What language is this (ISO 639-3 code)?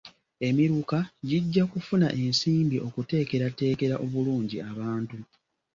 lug